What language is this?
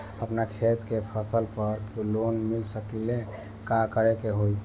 Bhojpuri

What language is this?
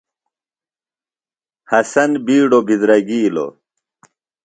Phalura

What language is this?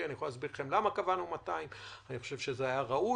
Hebrew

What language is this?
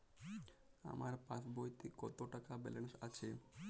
Bangla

